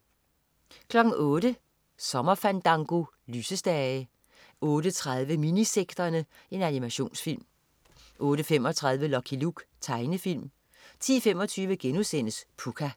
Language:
Danish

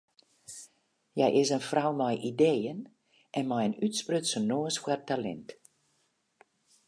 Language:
Western Frisian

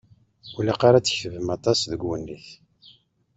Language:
Kabyle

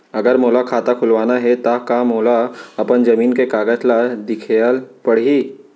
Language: Chhattisgarhi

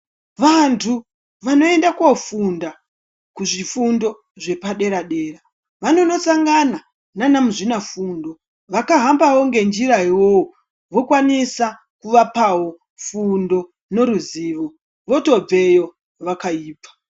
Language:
Ndau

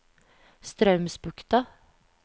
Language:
Norwegian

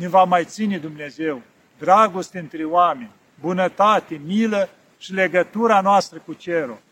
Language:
Romanian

